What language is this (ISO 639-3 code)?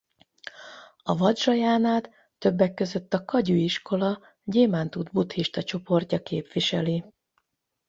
hun